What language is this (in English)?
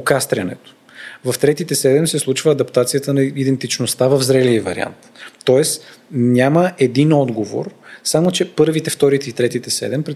Bulgarian